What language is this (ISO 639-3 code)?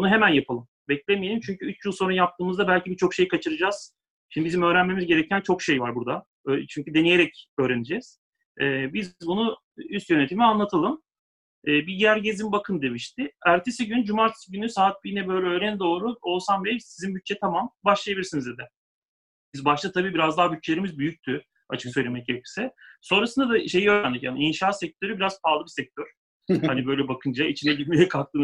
tur